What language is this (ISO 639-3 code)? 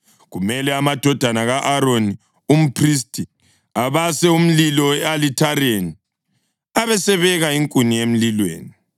nde